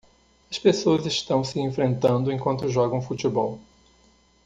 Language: Portuguese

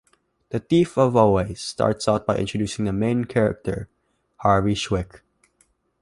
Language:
English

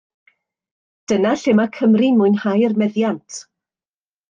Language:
Welsh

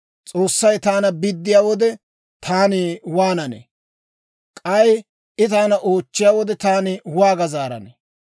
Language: Dawro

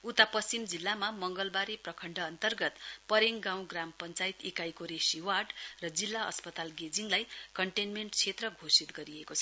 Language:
Nepali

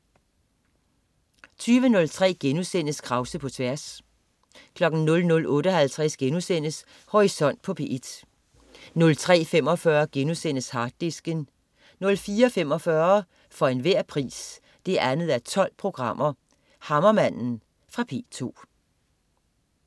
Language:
Danish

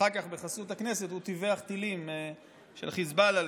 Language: Hebrew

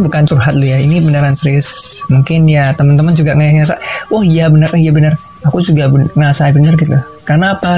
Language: Indonesian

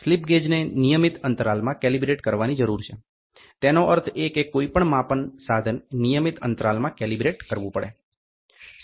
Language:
Gujarati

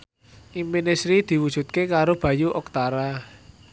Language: Javanese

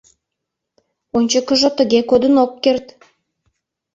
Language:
Mari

